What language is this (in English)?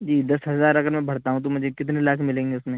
Urdu